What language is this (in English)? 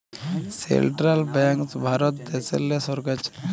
Bangla